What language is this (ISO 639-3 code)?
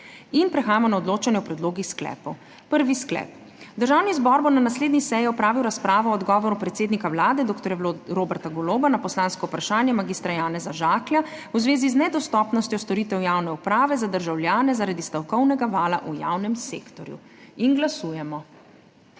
slv